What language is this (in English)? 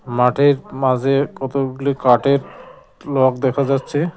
Bangla